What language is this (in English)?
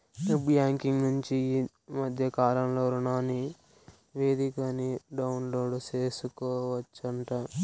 Telugu